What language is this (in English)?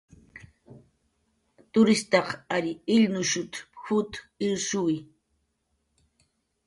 Jaqaru